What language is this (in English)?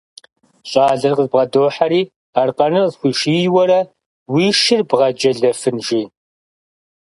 Kabardian